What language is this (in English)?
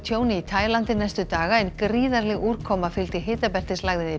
Icelandic